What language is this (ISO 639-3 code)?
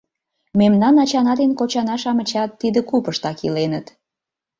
chm